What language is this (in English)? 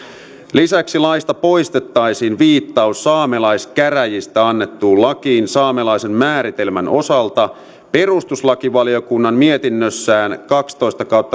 Finnish